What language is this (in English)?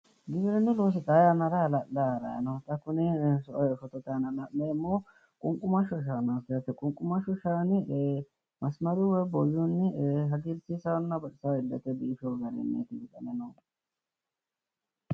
Sidamo